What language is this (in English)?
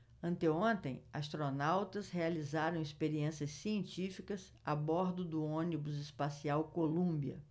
Portuguese